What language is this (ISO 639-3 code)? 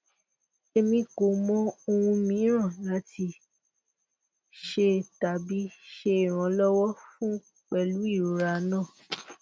yor